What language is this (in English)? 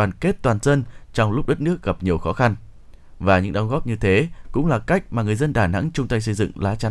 Vietnamese